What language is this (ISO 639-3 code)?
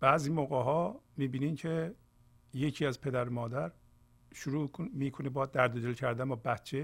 fas